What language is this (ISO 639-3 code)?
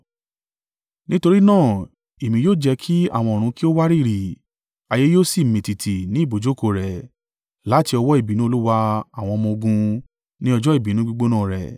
yor